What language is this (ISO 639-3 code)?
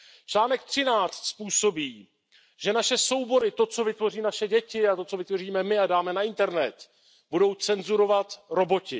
ces